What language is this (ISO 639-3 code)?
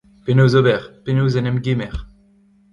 bre